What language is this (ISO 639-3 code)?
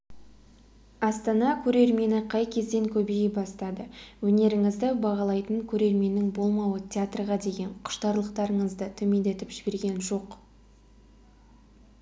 kaz